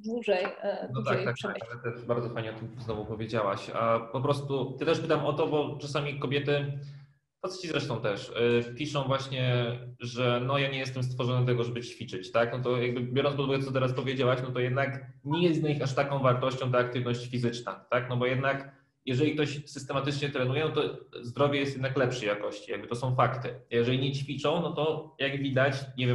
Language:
Polish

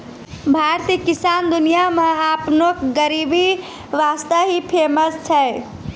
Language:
Maithili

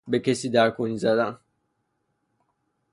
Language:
Persian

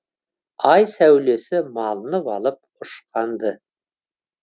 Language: Kazakh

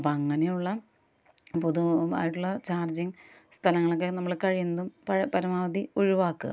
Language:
Malayalam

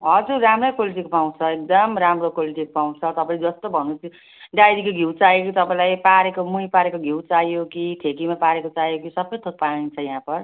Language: Nepali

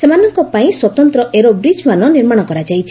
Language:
Odia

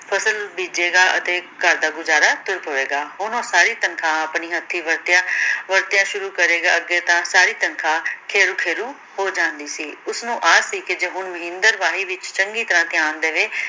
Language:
Punjabi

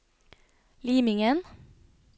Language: Norwegian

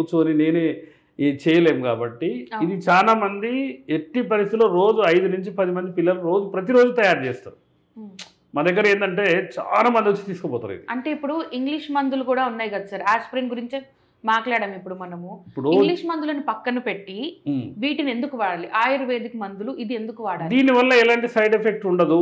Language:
Telugu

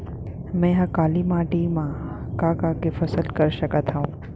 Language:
Chhattisgarhi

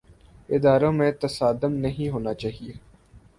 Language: Urdu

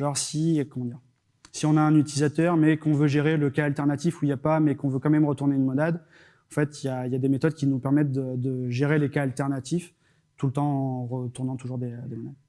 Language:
French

